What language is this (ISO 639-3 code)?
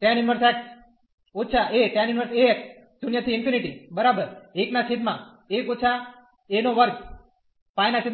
guj